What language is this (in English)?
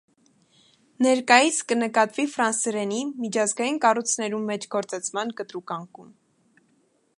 Armenian